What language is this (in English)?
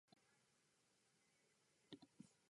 Japanese